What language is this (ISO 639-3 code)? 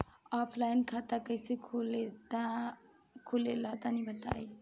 bho